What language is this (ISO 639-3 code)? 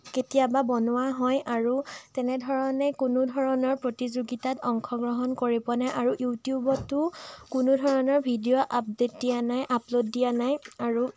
asm